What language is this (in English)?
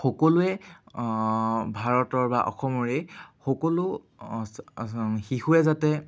Assamese